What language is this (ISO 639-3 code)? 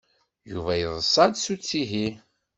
kab